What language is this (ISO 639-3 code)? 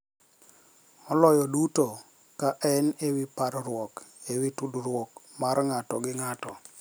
luo